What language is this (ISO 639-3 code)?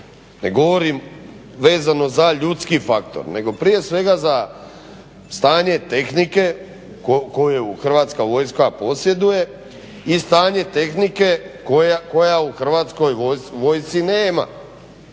hrv